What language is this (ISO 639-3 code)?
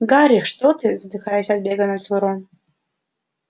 rus